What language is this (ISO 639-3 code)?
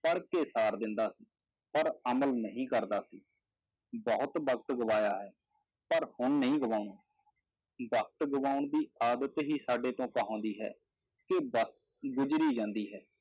pan